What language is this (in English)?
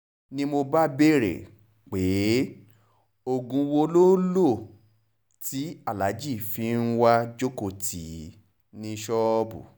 Yoruba